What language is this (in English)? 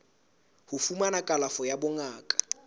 Southern Sotho